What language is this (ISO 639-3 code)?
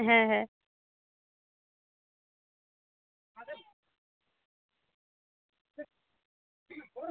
ben